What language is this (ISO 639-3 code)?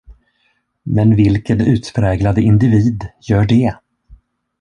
swe